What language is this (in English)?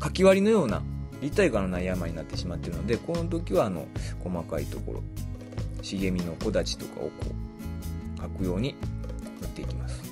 Japanese